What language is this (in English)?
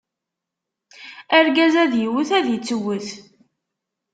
Kabyle